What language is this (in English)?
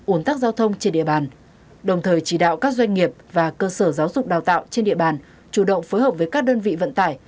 Vietnamese